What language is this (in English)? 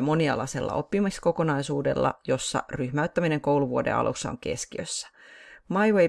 Finnish